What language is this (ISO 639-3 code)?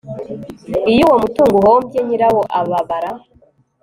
kin